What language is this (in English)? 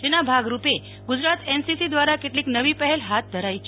Gujarati